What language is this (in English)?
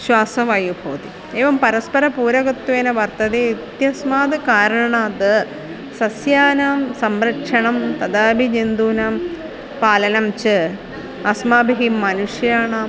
Sanskrit